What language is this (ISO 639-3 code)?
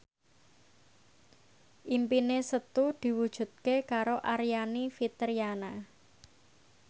jav